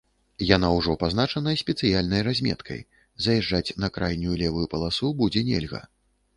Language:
Belarusian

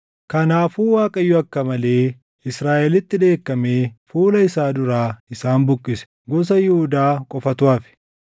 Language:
Oromo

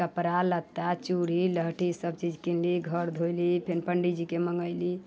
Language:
Maithili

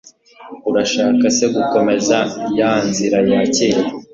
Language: Kinyarwanda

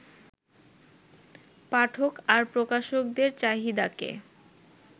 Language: Bangla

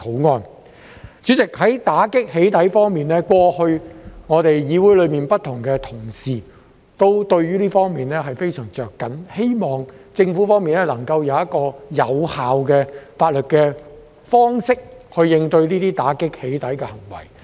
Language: Cantonese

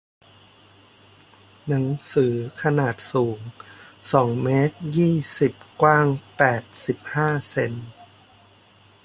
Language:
Thai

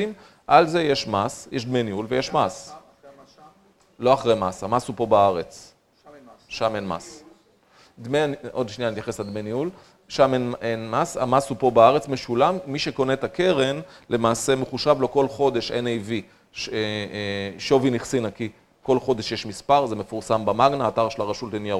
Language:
Hebrew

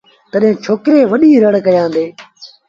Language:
Sindhi Bhil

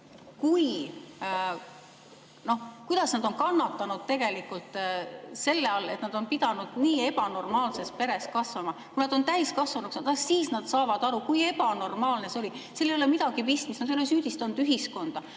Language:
Estonian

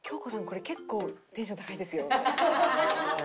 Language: Japanese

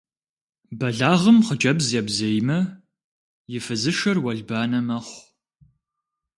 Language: Kabardian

